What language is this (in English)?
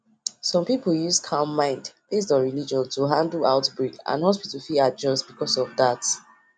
Nigerian Pidgin